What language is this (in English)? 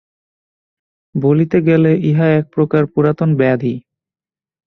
Bangla